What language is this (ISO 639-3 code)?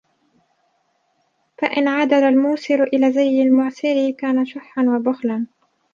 ara